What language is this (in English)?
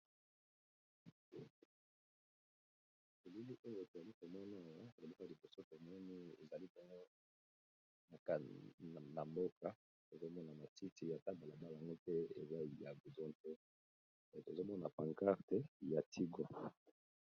Lingala